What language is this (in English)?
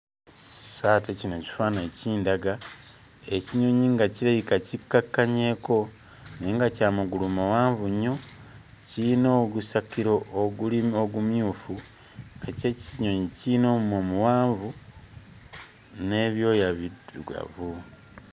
Ganda